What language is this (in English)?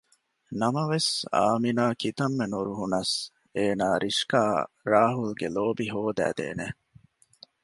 Divehi